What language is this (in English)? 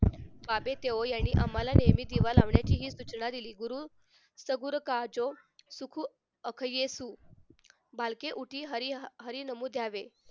Marathi